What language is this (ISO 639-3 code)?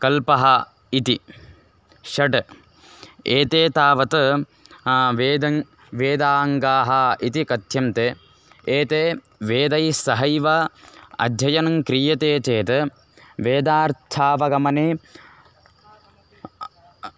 san